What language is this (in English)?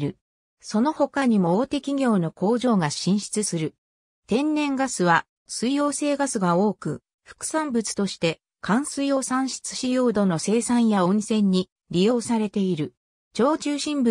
Japanese